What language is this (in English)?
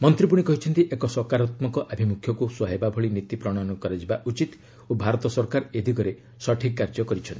Odia